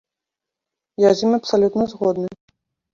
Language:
Belarusian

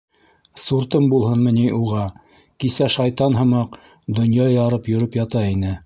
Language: Bashkir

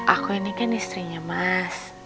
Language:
Indonesian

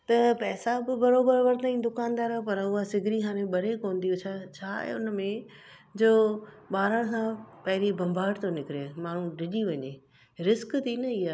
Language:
Sindhi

